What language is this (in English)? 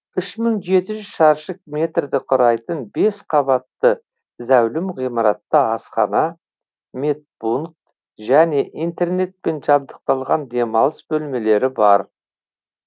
Kazakh